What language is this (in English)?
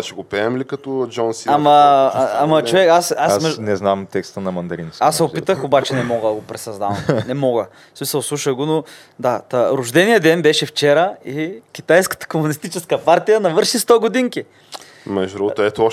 Bulgarian